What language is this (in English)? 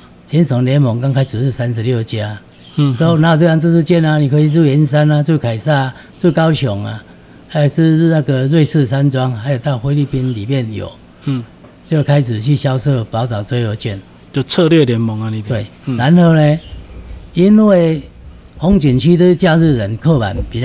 Chinese